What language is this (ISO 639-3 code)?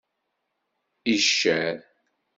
kab